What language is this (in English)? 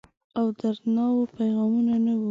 Pashto